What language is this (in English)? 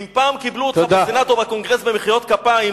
Hebrew